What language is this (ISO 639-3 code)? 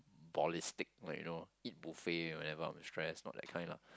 eng